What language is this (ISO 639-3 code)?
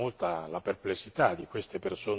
ita